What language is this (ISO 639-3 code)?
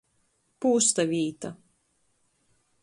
ltg